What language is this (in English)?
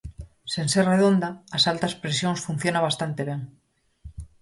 Galician